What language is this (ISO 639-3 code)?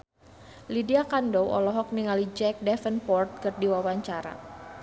sun